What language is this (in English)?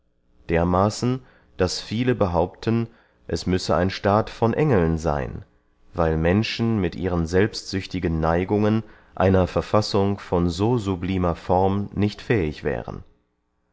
German